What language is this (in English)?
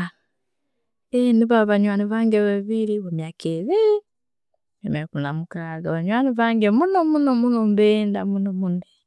Tooro